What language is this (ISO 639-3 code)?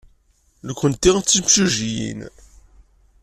kab